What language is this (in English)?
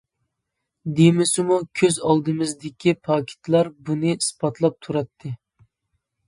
Uyghur